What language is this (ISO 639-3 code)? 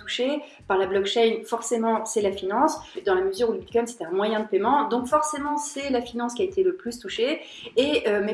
fra